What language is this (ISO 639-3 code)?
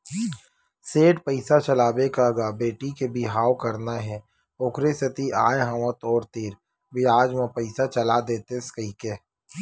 hne